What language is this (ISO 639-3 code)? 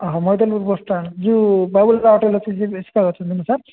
ori